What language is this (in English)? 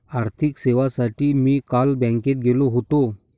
Marathi